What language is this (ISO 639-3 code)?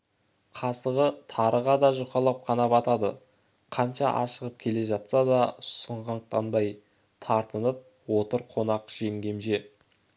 kaz